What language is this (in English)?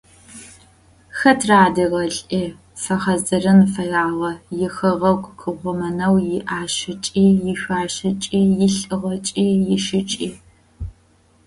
Adyghe